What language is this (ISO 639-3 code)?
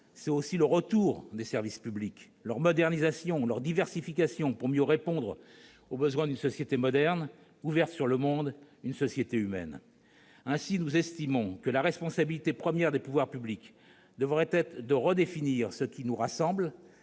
fra